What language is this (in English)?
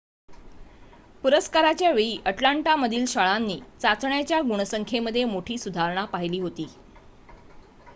Marathi